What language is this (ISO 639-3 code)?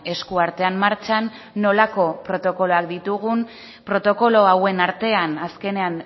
eus